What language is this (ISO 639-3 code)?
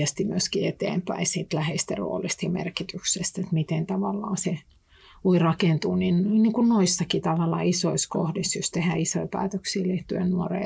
fin